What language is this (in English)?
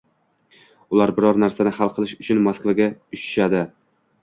Uzbek